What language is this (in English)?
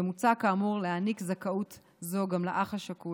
Hebrew